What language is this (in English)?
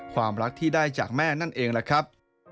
Thai